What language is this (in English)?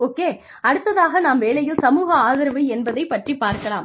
Tamil